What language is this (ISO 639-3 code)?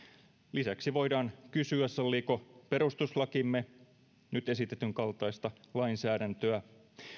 fin